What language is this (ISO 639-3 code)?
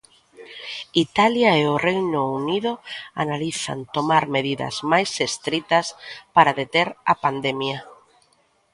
glg